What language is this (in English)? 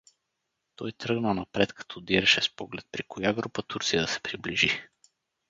Bulgarian